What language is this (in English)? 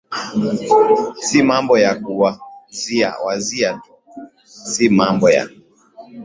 Swahili